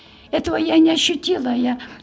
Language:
Kazakh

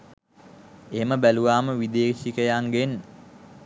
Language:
Sinhala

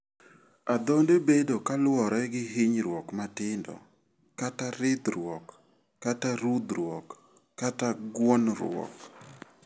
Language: Luo (Kenya and Tanzania)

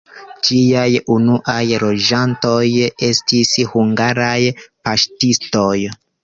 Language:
Esperanto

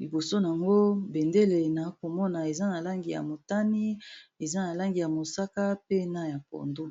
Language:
Lingala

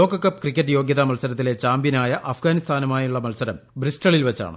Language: Malayalam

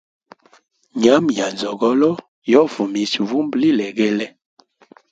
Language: Hemba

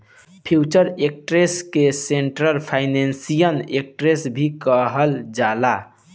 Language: Bhojpuri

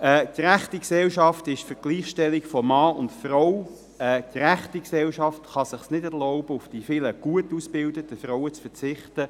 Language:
Swiss German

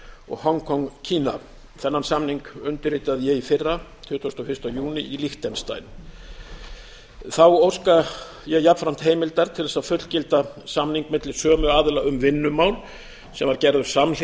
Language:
Icelandic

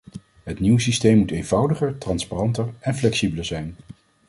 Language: Dutch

